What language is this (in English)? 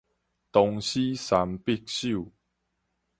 Min Nan Chinese